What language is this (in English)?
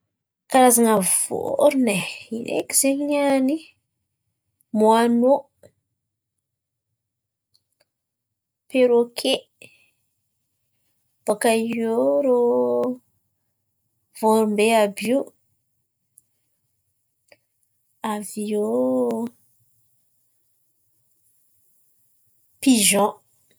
Antankarana Malagasy